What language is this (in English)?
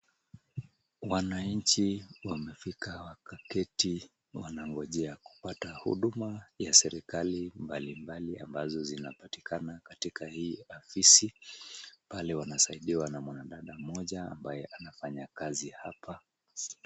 Swahili